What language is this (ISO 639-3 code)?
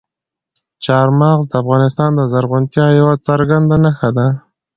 pus